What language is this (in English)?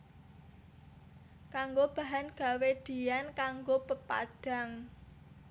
Javanese